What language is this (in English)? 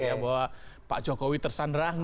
Indonesian